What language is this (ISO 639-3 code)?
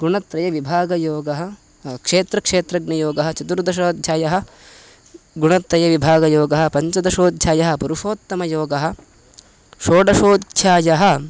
san